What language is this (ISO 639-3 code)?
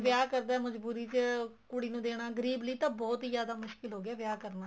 pan